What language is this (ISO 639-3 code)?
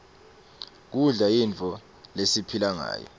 ssw